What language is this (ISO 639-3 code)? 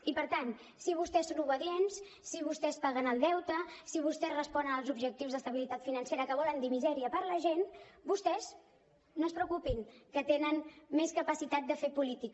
cat